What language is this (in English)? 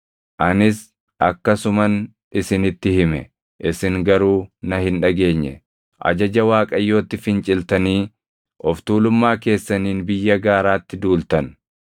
Oromo